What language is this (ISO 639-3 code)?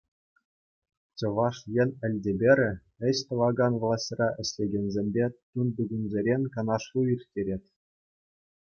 chv